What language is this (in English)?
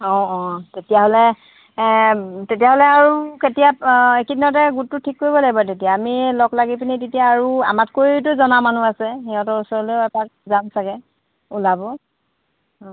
Assamese